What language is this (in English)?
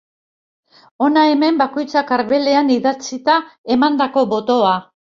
Basque